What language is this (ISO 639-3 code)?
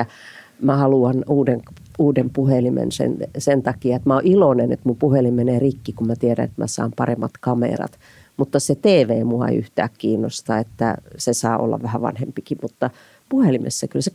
fin